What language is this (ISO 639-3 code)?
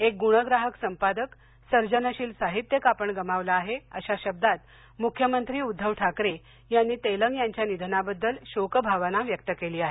mar